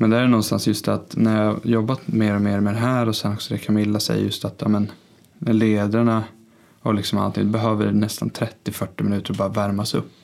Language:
Swedish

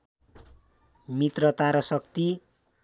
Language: Nepali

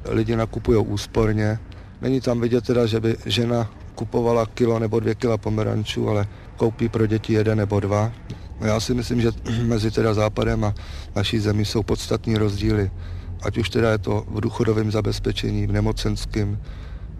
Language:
Czech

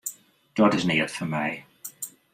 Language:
Western Frisian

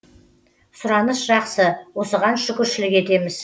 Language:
Kazakh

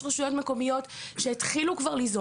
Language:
Hebrew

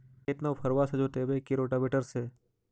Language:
Magahi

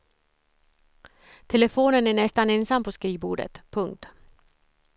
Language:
Swedish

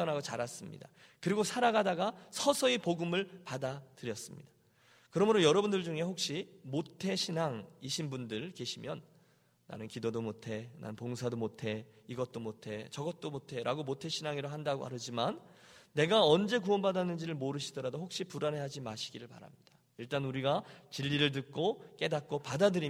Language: Korean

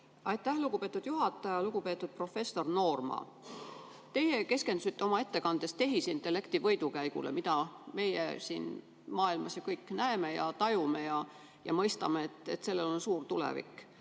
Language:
Estonian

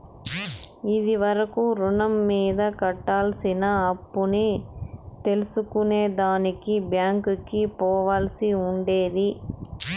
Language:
Telugu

